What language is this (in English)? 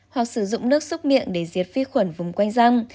Vietnamese